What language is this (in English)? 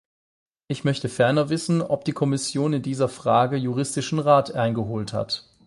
German